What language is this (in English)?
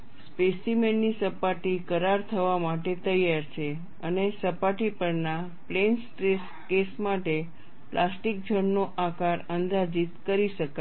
Gujarati